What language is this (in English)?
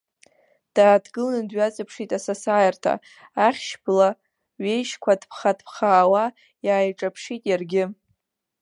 Abkhazian